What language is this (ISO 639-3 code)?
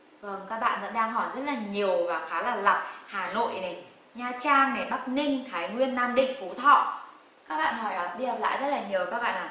vie